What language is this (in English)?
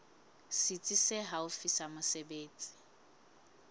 Southern Sotho